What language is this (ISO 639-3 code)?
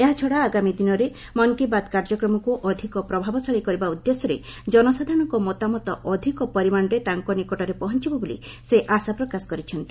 ori